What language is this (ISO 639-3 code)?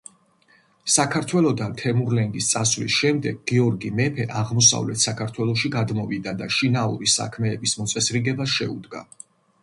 kat